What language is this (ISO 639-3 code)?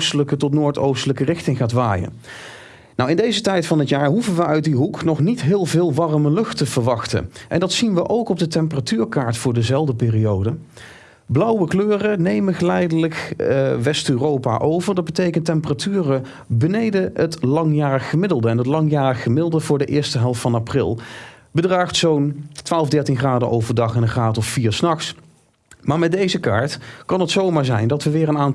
nld